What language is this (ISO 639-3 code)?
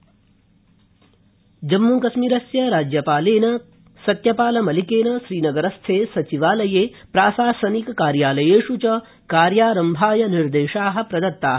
san